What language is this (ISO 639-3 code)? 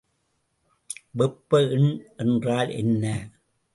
tam